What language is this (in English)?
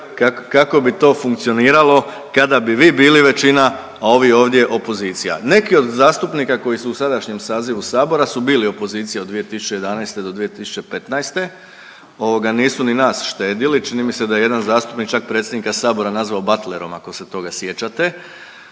Croatian